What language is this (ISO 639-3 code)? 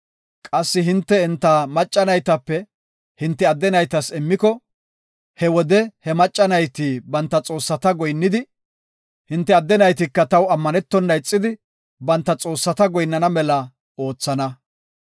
gof